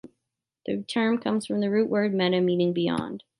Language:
English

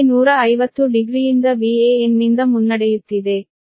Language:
Kannada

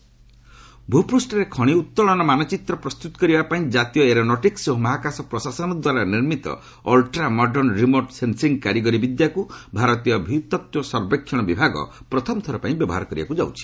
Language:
Odia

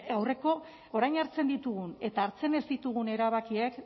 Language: Basque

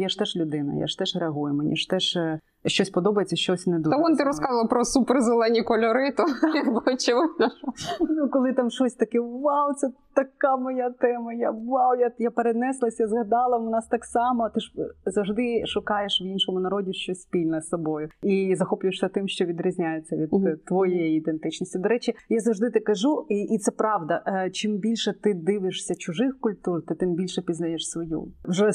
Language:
Ukrainian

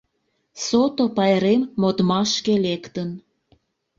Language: Mari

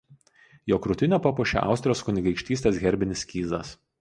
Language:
Lithuanian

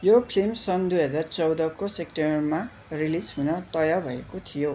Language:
Nepali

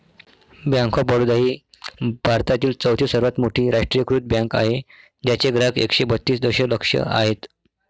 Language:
Marathi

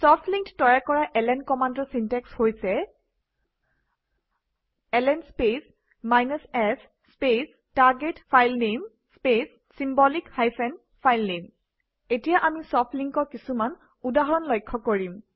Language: Assamese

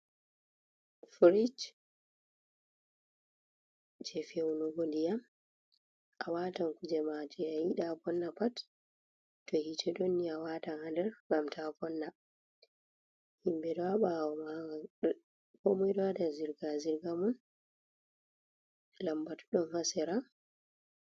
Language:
Fula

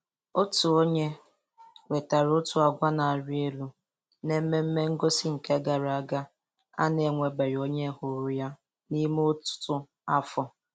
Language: Igbo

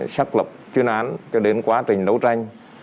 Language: Vietnamese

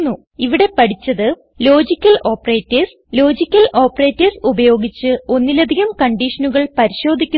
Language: Malayalam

